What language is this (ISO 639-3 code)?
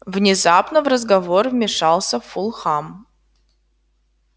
rus